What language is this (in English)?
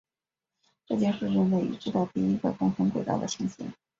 Chinese